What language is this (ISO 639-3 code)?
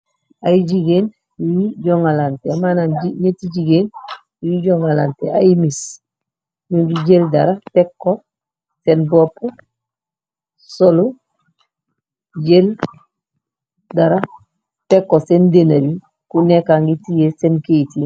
wol